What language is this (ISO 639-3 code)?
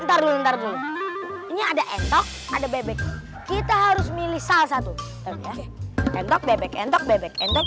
ind